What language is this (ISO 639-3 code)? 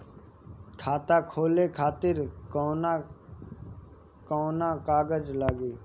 bho